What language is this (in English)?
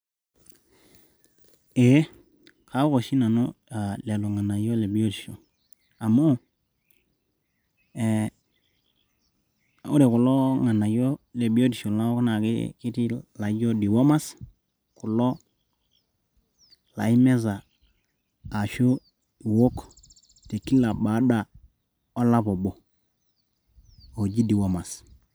Masai